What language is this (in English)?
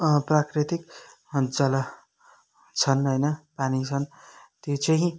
Nepali